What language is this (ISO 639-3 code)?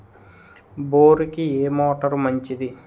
tel